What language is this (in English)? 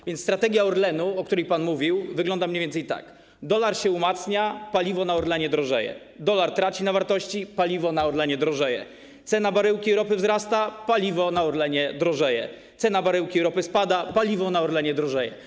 Polish